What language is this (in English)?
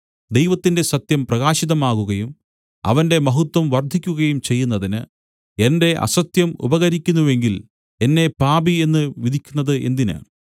Malayalam